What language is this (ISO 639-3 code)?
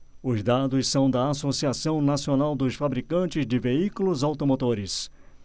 por